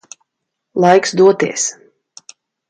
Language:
Latvian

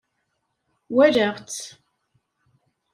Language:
Kabyle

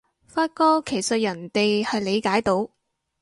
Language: Cantonese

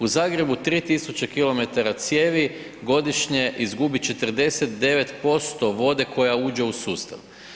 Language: Croatian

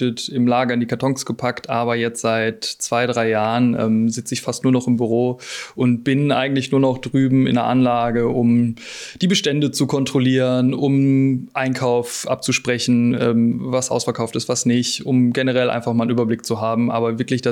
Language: German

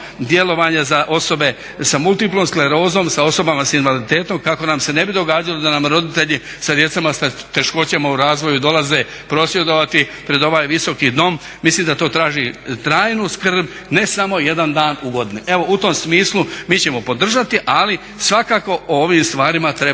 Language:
Croatian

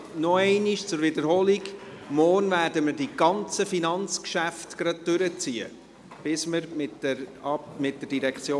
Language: Swiss German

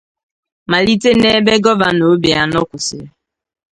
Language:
Igbo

